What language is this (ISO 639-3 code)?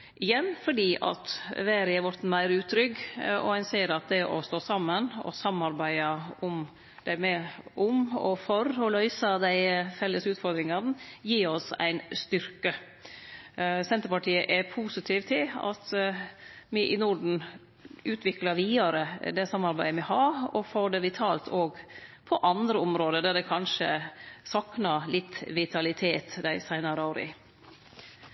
nno